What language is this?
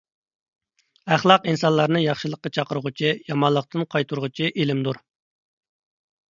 Uyghur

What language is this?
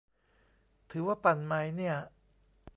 Thai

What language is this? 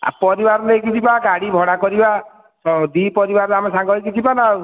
Odia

